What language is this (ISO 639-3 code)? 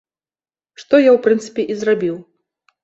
bel